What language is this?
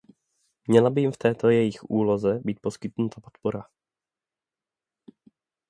Czech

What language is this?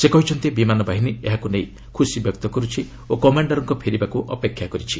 Odia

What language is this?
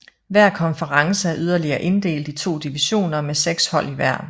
Danish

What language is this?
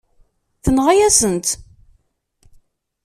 Kabyle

